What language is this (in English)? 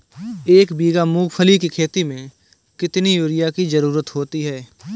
Hindi